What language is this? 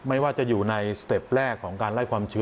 Thai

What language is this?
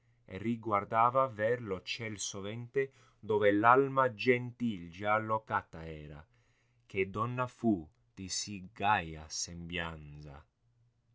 Italian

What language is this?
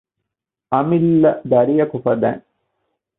Divehi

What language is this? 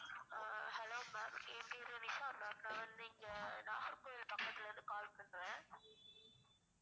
Tamil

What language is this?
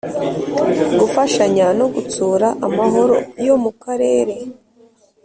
Kinyarwanda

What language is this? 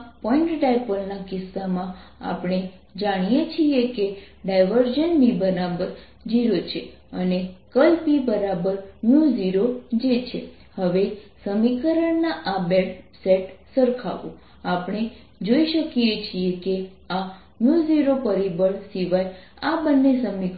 Gujarati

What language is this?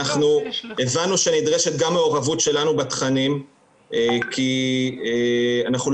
Hebrew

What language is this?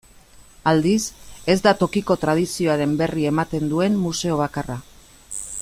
Basque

